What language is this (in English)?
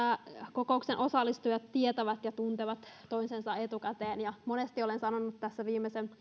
Finnish